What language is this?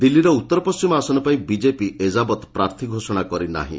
Odia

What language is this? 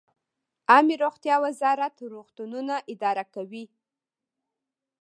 Pashto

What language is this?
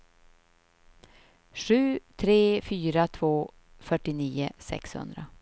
Swedish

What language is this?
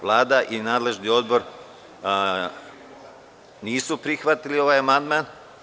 Serbian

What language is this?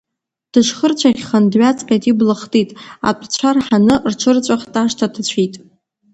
Abkhazian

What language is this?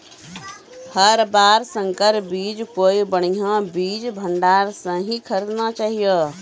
Maithili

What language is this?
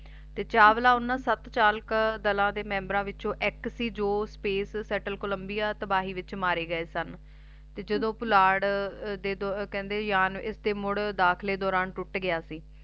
Punjabi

